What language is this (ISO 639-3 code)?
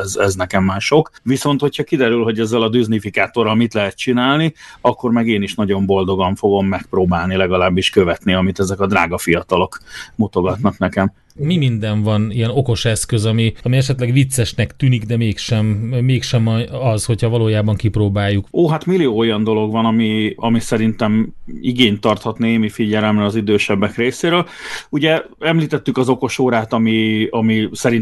hun